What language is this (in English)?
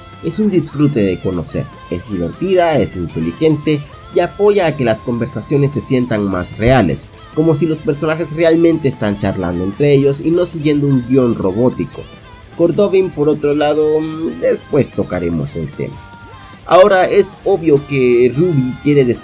Spanish